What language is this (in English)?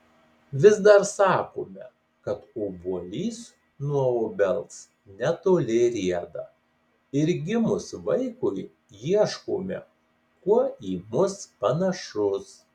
Lithuanian